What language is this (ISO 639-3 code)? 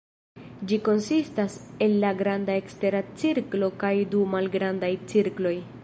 epo